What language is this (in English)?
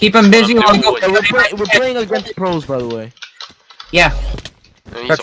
English